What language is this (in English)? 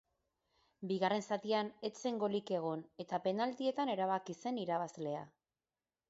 Basque